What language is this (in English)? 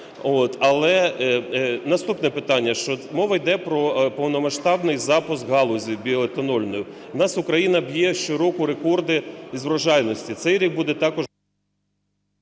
Ukrainian